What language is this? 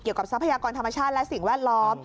Thai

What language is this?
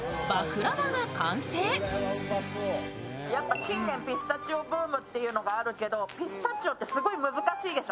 Japanese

